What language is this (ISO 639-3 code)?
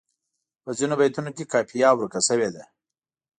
pus